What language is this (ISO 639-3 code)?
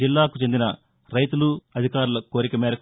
tel